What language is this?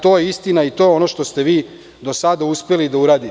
Serbian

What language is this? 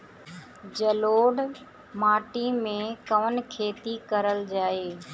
Bhojpuri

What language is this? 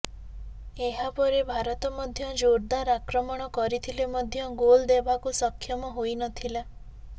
Odia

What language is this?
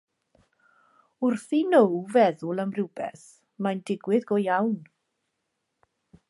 Welsh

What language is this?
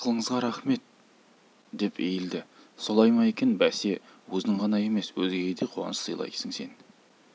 Kazakh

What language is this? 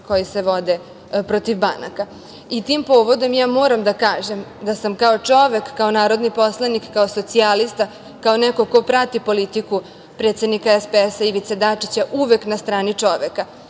Serbian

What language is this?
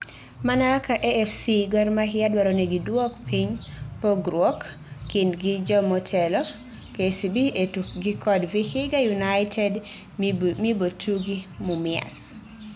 Luo (Kenya and Tanzania)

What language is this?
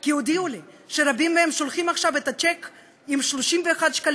Hebrew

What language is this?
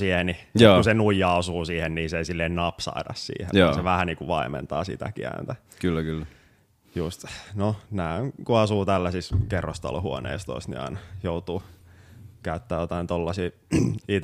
Finnish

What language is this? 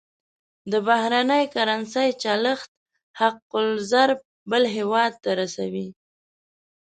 Pashto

